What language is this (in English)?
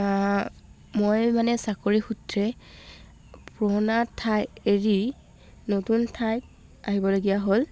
Assamese